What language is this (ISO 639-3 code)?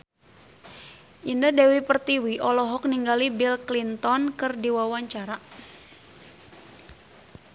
sun